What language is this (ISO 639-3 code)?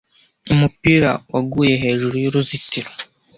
kin